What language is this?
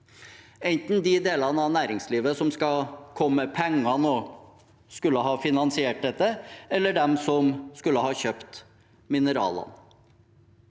Norwegian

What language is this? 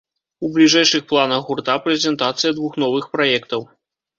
Belarusian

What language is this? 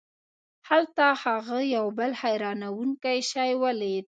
Pashto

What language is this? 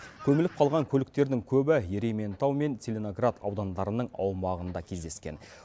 Kazakh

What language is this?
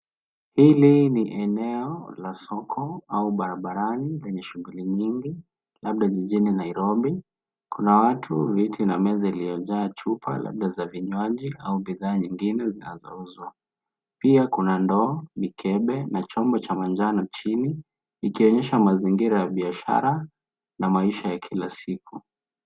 Swahili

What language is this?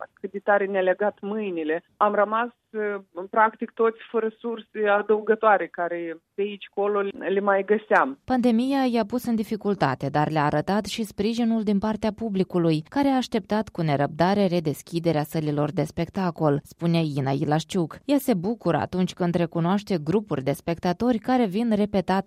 Romanian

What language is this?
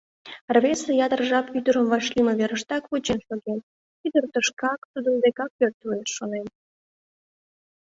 Mari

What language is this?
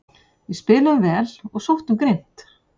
Icelandic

